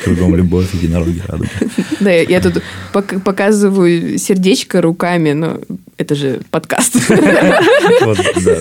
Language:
Russian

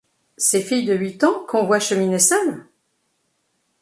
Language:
French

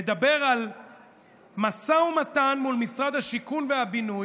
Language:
Hebrew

